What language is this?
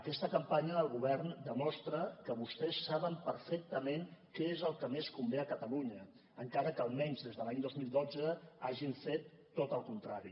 Catalan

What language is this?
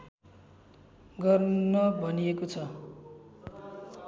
Nepali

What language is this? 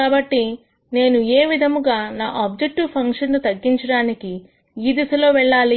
Telugu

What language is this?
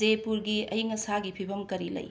Manipuri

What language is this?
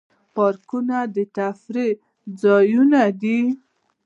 Pashto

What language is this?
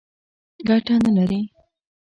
Pashto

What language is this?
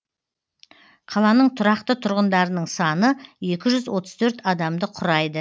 Kazakh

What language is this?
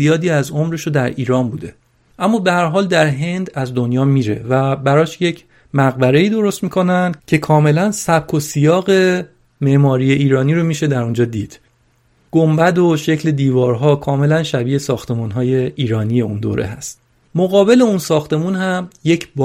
Persian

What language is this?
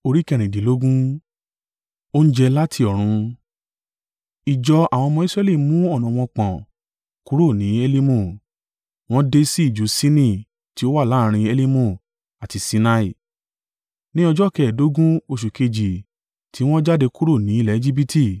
Yoruba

